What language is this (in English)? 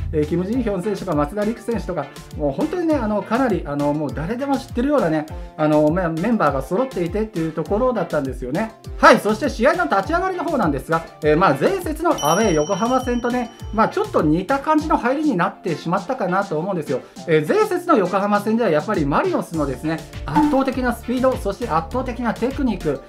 Japanese